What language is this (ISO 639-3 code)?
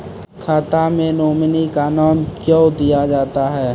mai